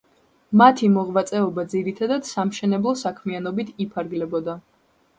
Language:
Georgian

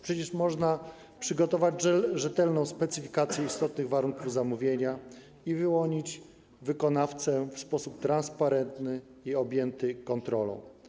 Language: Polish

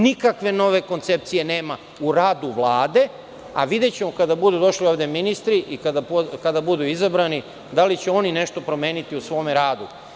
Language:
Serbian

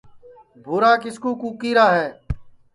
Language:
Sansi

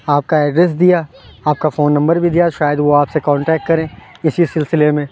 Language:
Urdu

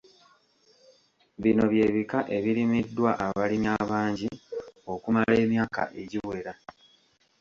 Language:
Ganda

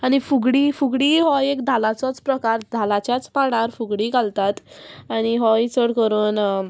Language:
Konkani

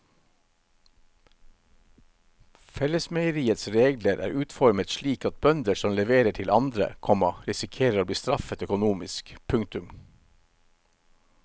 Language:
Norwegian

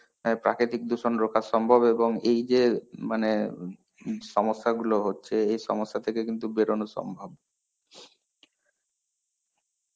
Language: Bangla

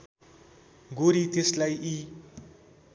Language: Nepali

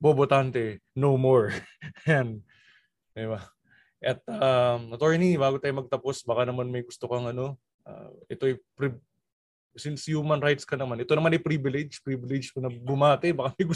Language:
Filipino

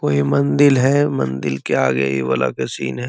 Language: Magahi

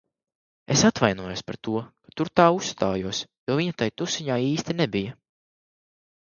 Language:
Latvian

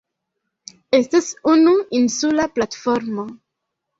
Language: Esperanto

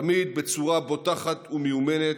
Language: Hebrew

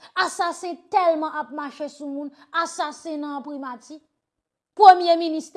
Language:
French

